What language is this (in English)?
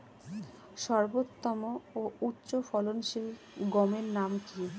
Bangla